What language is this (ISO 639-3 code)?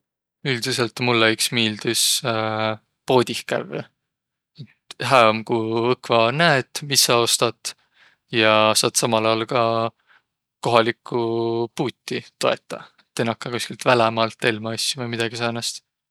vro